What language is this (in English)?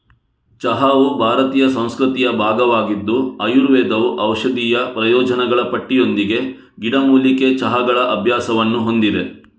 Kannada